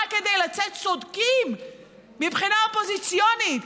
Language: Hebrew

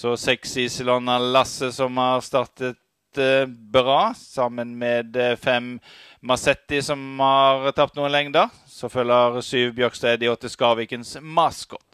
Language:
Norwegian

